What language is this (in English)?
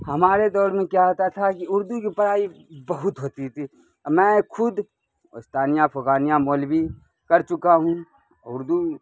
Urdu